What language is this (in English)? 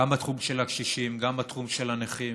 Hebrew